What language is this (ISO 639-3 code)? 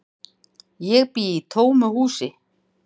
isl